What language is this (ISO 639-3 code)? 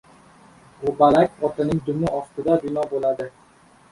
uzb